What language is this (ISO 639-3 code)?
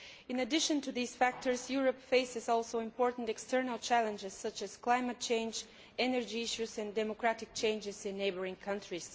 eng